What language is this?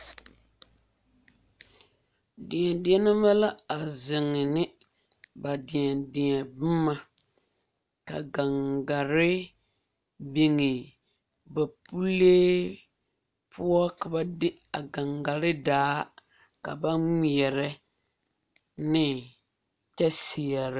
Southern Dagaare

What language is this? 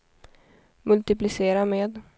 Swedish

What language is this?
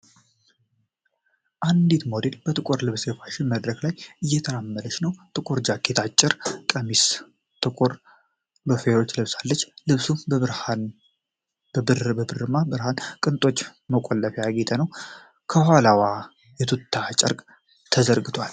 Amharic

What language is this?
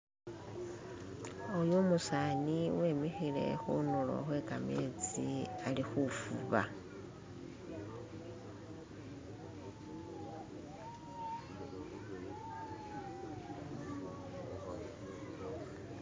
Masaaba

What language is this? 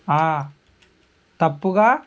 Telugu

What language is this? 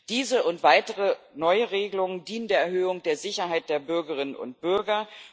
German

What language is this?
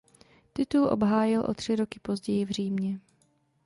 Czech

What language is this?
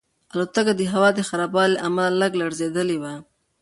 Pashto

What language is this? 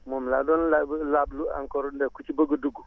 Wolof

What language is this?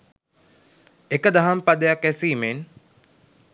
Sinhala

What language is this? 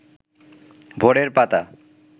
Bangla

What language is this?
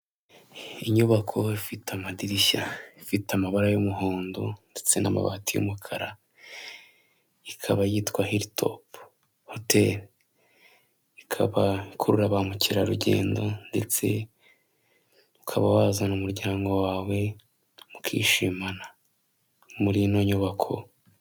Kinyarwanda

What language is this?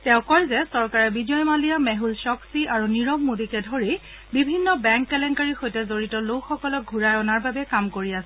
Assamese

